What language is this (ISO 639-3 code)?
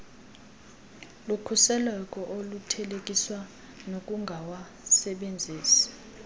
xho